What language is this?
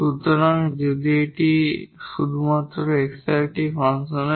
Bangla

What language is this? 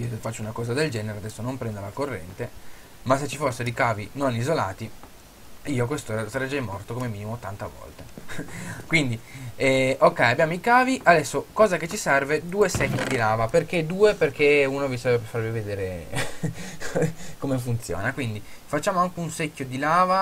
Italian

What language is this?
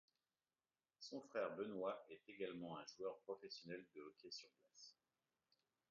French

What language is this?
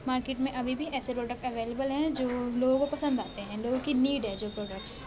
Urdu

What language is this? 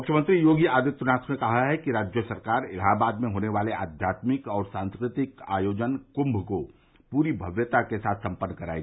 Hindi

